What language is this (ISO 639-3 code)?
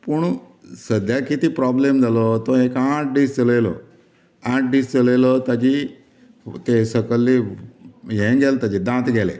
kok